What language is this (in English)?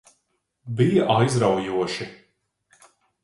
Latvian